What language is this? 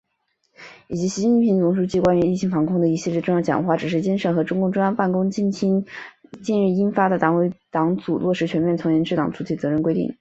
Chinese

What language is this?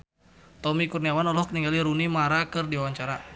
Sundanese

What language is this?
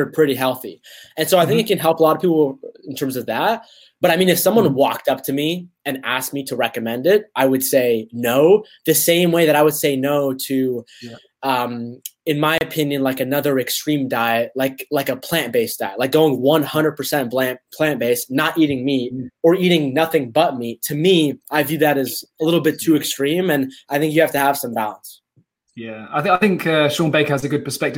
English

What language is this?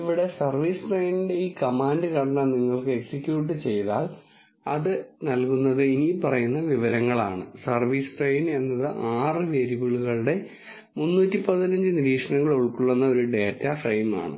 Malayalam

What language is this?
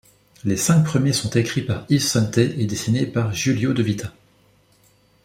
French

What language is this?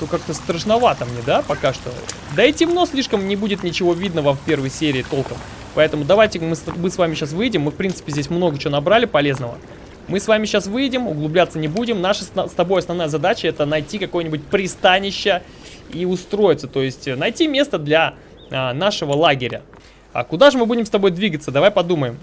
Russian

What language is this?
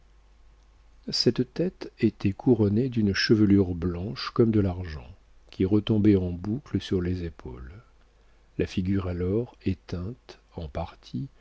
French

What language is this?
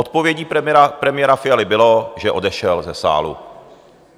Czech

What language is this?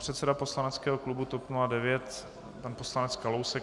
Czech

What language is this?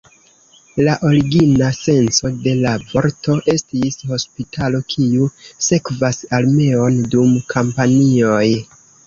Esperanto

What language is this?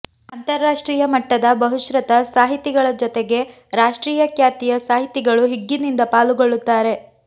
Kannada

